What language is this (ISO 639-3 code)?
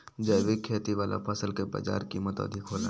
bho